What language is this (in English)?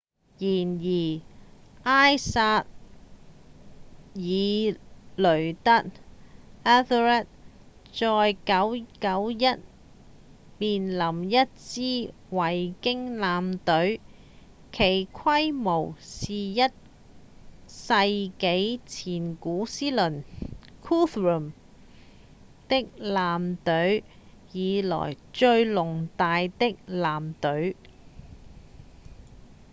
Cantonese